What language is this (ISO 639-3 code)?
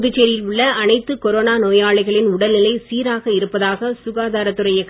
tam